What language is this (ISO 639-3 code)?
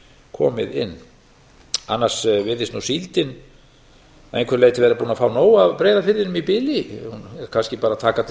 isl